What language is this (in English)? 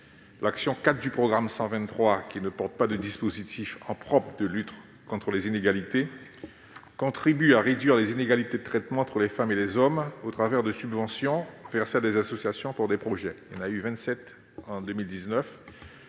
French